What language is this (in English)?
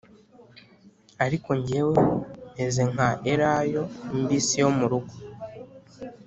Kinyarwanda